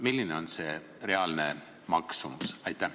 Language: Estonian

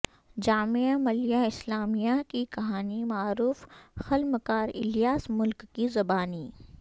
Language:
Urdu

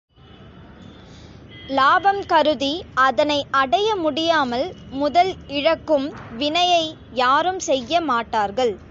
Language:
Tamil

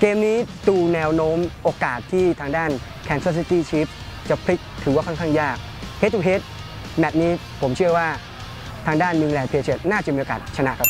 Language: Thai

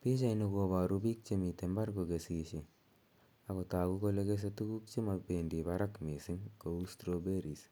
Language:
Kalenjin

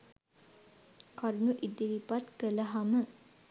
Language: Sinhala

